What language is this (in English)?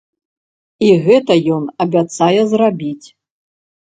Belarusian